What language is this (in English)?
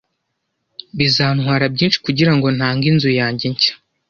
Kinyarwanda